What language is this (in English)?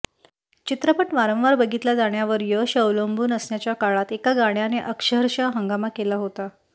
Marathi